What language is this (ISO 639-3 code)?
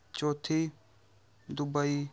pan